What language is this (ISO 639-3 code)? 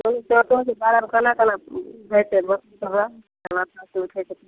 mai